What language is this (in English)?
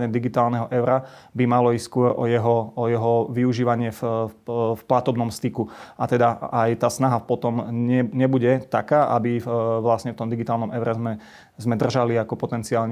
Slovak